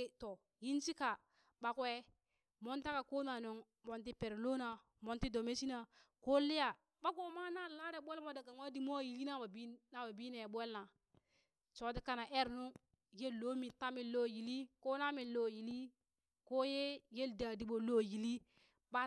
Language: Burak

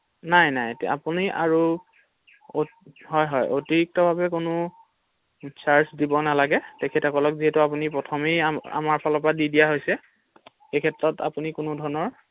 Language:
Assamese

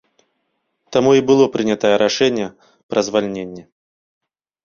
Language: Belarusian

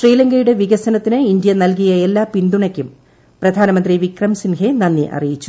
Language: Malayalam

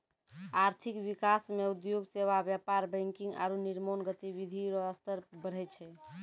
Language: Maithili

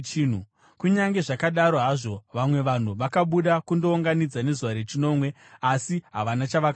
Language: Shona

